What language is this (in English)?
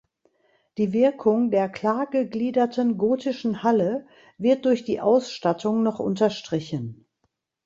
German